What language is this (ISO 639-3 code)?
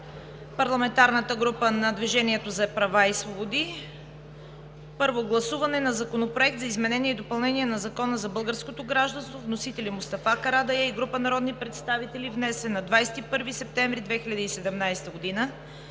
bul